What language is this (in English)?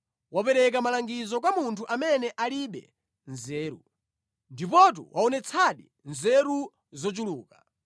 Nyanja